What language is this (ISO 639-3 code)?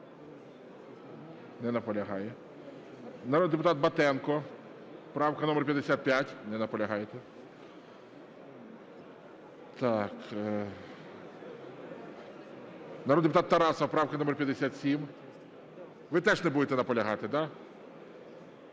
ukr